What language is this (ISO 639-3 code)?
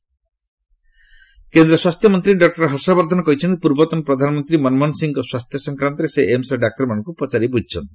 ori